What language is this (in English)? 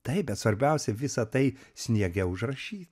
Lithuanian